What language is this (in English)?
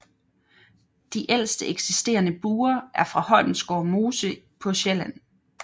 Danish